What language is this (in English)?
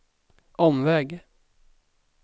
Swedish